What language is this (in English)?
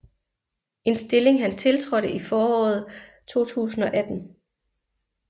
Danish